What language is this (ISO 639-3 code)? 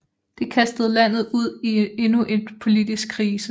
dan